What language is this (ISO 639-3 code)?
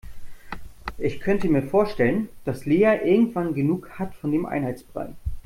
deu